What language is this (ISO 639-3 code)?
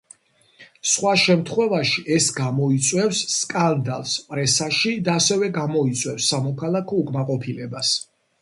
kat